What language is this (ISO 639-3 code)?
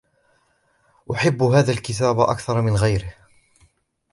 ara